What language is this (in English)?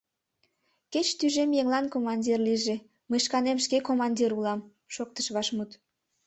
Mari